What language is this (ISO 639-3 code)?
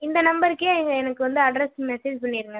tam